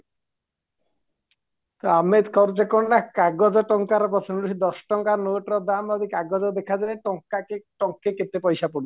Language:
Odia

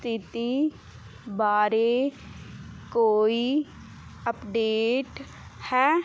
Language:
Punjabi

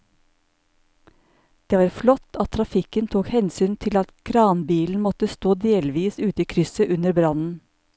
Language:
Norwegian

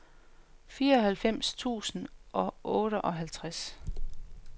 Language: Danish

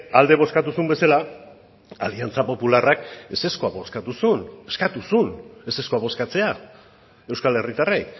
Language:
Basque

